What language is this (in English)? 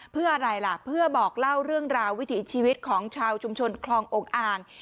Thai